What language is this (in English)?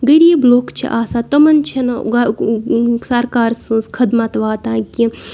Kashmiri